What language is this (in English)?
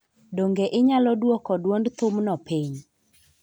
Luo (Kenya and Tanzania)